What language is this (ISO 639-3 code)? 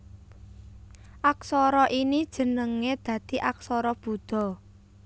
jav